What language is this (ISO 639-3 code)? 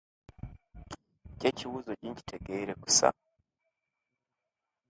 lke